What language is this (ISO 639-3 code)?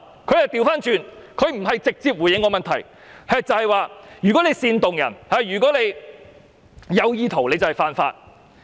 yue